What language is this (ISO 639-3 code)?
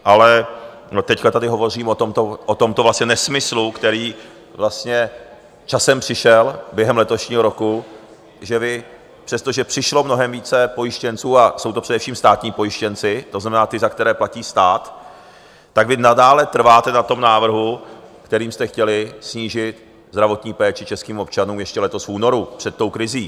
ces